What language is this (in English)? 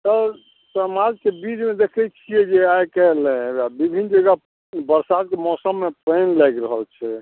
Maithili